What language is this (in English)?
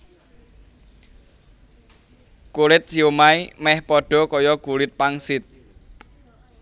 Javanese